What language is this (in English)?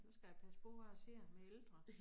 Danish